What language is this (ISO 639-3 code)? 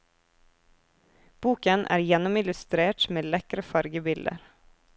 nor